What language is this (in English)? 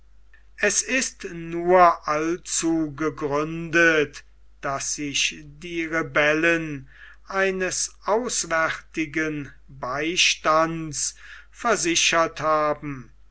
German